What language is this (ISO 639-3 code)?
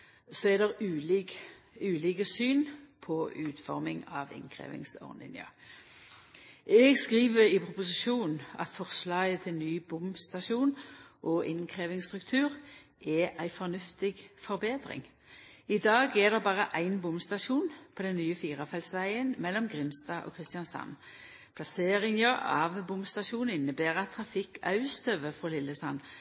nno